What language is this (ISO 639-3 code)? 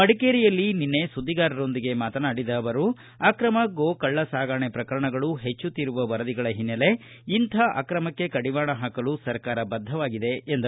kan